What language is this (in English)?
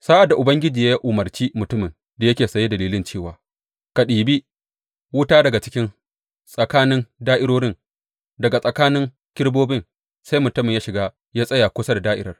Hausa